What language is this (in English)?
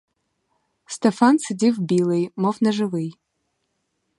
Ukrainian